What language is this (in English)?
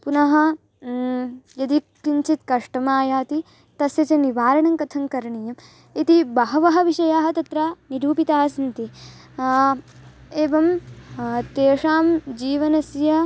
Sanskrit